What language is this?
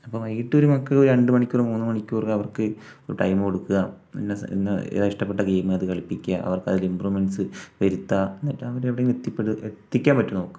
Malayalam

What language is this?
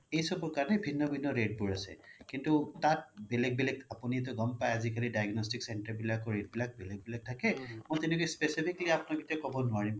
Assamese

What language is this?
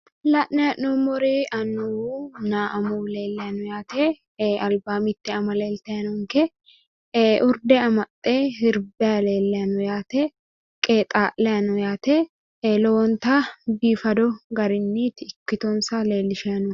Sidamo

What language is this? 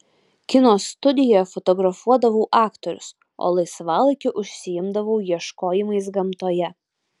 Lithuanian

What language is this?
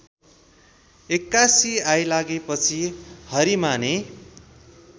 Nepali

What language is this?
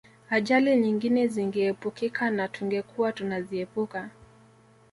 Swahili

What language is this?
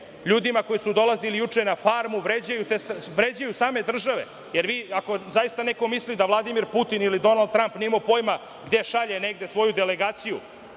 Serbian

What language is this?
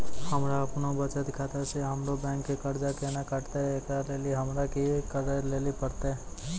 Maithili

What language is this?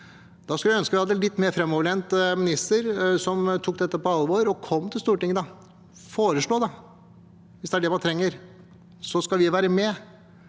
Norwegian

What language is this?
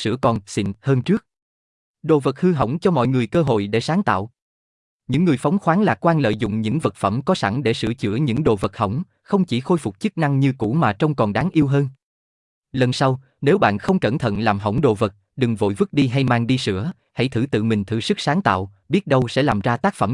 Vietnamese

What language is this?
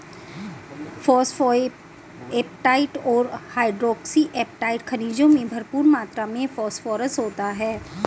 Hindi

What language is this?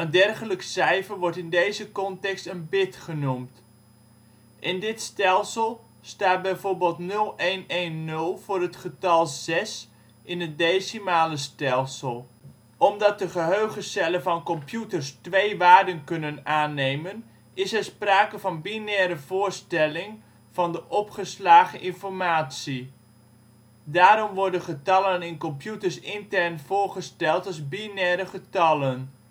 Dutch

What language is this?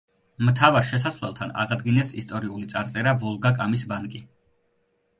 Georgian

